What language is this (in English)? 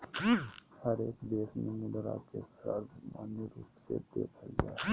Magahi